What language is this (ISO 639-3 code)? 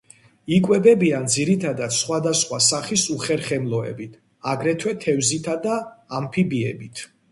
kat